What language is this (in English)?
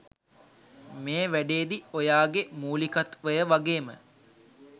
Sinhala